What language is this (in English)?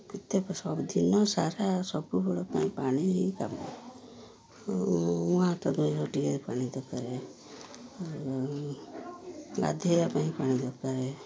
Odia